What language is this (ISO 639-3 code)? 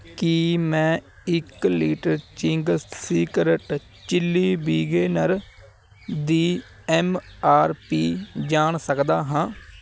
pan